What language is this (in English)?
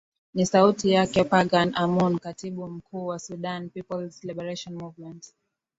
Swahili